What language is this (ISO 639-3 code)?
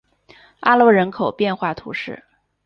zho